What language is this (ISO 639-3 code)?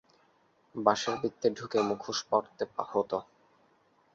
ben